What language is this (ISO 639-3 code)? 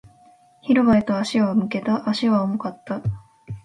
jpn